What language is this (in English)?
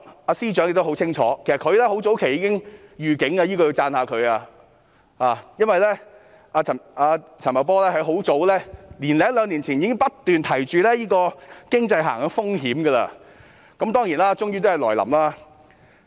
Cantonese